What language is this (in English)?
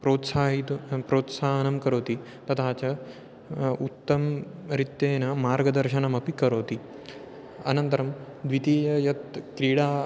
Sanskrit